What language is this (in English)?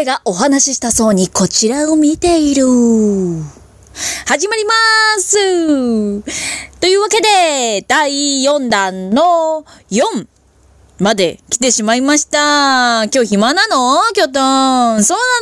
Japanese